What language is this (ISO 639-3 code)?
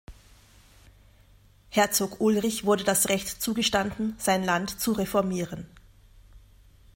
deu